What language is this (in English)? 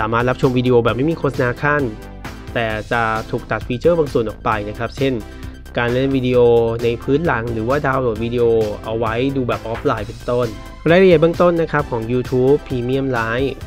Thai